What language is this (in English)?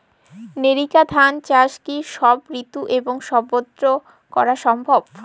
Bangla